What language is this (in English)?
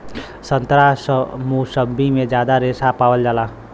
Bhojpuri